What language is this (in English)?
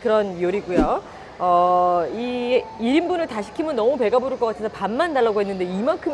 Korean